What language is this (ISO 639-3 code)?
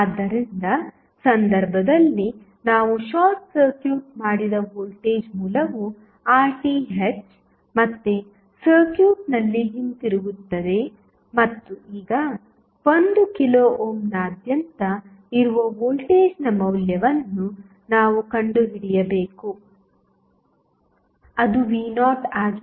kan